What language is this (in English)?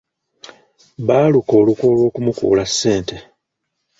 Ganda